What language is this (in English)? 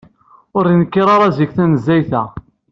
Kabyle